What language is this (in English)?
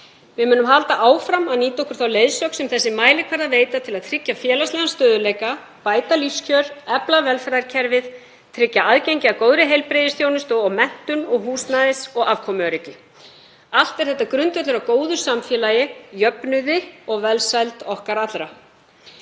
Icelandic